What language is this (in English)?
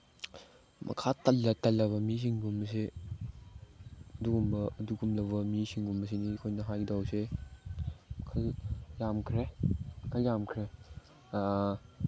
Manipuri